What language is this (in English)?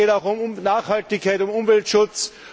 German